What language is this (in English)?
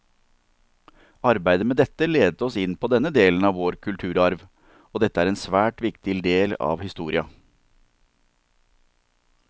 Norwegian